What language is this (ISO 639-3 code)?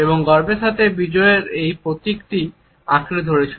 ben